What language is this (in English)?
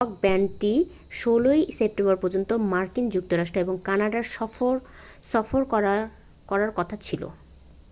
Bangla